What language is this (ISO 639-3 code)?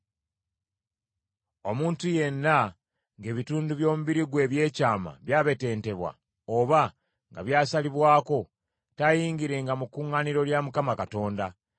lug